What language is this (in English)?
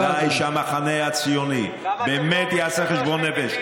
Hebrew